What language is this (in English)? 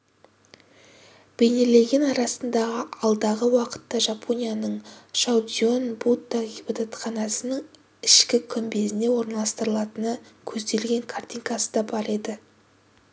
Kazakh